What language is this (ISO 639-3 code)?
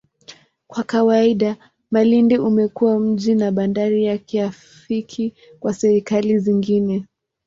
swa